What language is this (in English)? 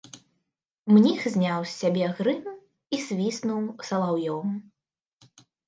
Belarusian